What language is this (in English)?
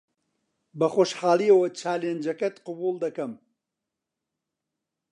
Central Kurdish